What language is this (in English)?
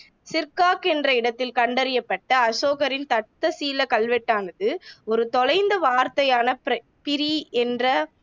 Tamil